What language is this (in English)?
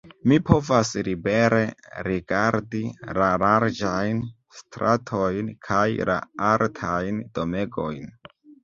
Esperanto